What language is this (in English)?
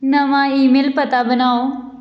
Dogri